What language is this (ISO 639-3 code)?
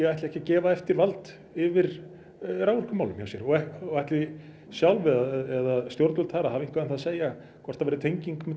isl